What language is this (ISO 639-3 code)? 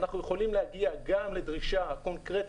heb